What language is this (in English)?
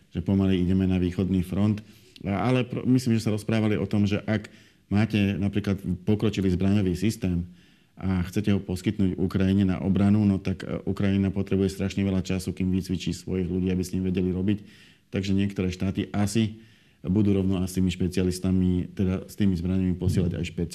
Slovak